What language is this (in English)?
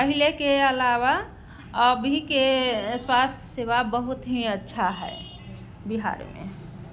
Maithili